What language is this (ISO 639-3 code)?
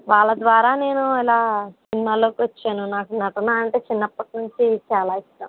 tel